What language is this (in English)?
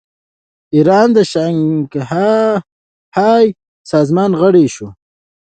Pashto